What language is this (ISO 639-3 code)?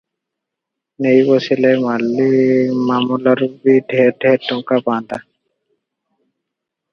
ori